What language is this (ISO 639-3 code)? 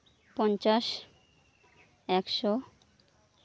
sat